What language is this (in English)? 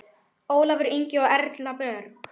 Icelandic